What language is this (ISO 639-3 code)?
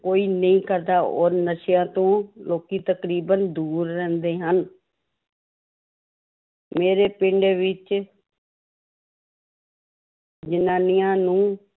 pan